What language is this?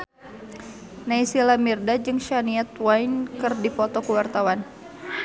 Sundanese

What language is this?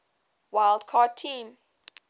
English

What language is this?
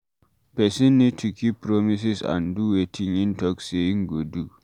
Nigerian Pidgin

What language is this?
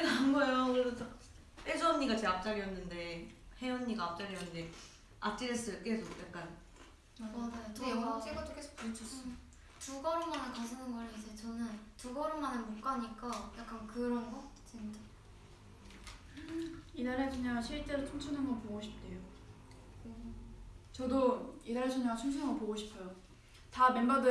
Korean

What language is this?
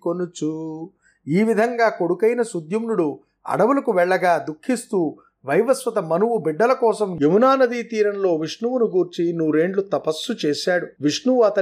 Telugu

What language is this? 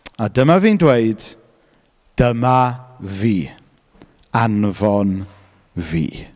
Welsh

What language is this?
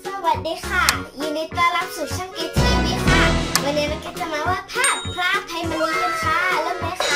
Thai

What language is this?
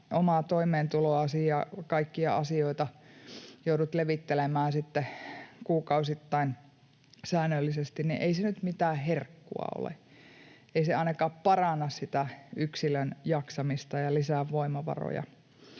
Finnish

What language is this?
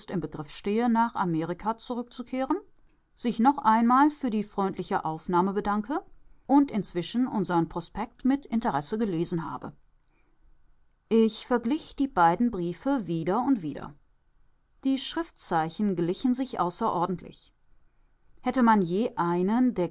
German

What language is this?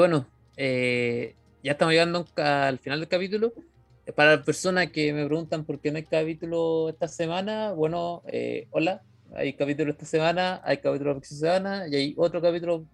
Spanish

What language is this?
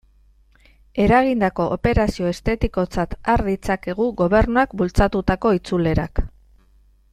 Basque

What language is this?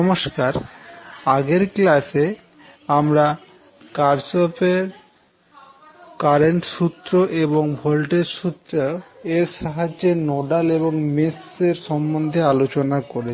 Bangla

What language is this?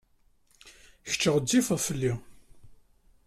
Kabyle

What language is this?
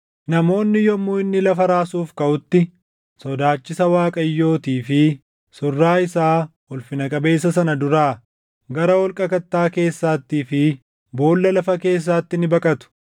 Oromo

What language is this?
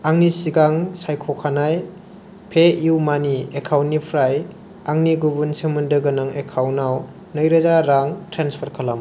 Bodo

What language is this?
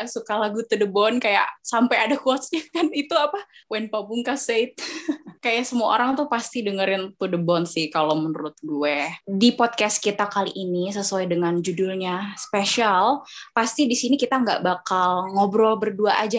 Indonesian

